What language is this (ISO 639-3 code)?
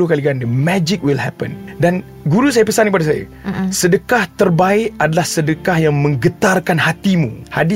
msa